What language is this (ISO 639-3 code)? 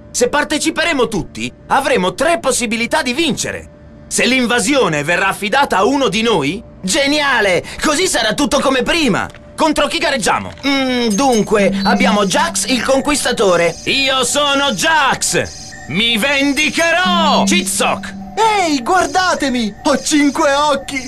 ita